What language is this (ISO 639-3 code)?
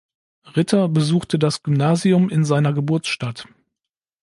deu